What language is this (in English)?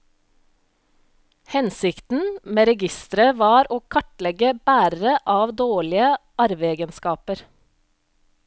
Norwegian